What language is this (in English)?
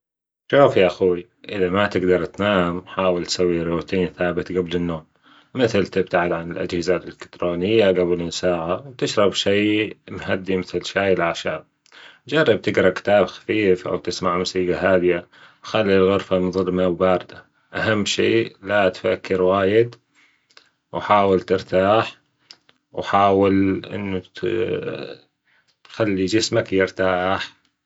Gulf Arabic